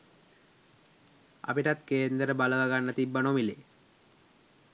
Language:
Sinhala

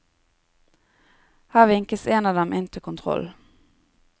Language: Norwegian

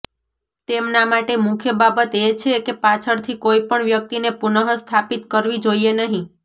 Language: Gujarati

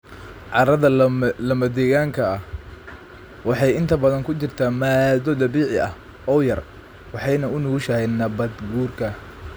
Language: Somali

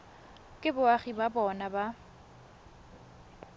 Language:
Tswana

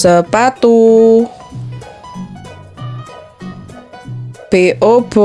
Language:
Indonesian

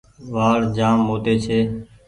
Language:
Goaria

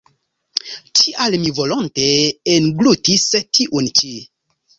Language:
Esperanto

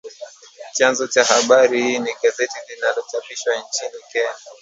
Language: Swahili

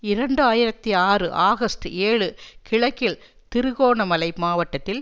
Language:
Tamil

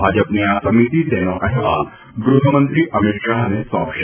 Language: Gujarati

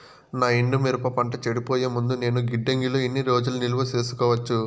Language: Telugu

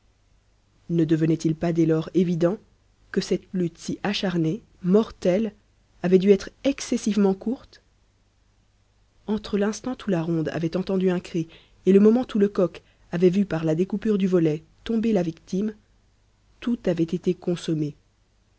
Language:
French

